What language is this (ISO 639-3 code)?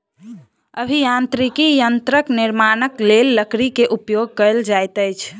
mai